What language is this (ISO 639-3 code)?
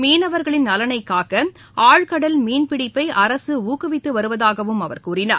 tam